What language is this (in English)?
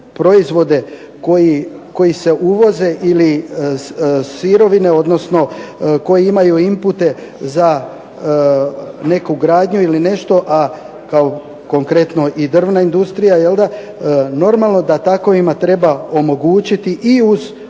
Croatian